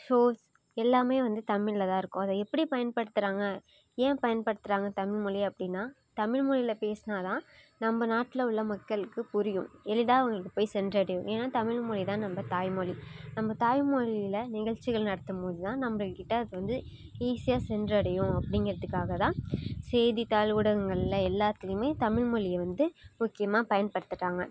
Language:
Tamil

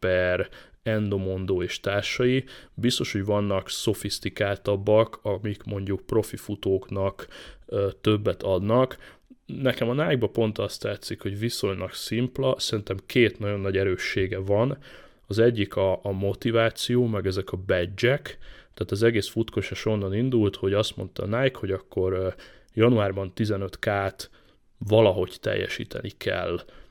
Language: Hungarian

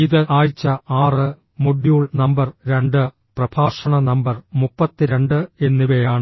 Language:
Malayalam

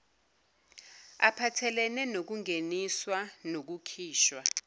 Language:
Zulu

